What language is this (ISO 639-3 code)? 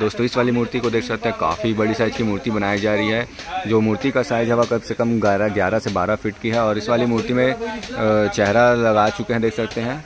hin